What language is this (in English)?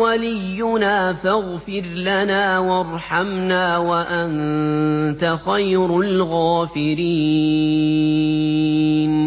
Arabic